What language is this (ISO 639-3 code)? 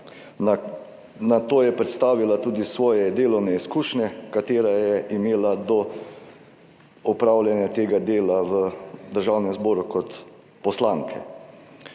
slv